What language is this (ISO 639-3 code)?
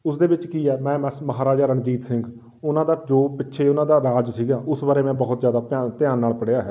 pan